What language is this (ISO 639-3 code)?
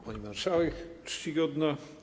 pol